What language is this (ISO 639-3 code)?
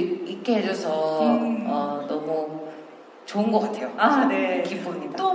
kor